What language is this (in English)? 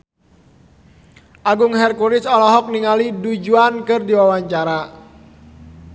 Sundanese